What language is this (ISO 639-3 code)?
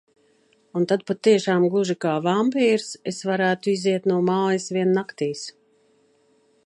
lav